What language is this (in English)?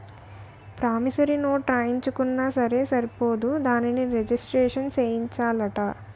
Telugu